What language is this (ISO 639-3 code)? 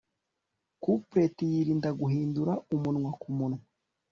kin